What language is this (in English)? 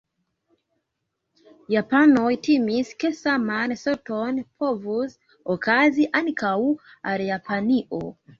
Esperanto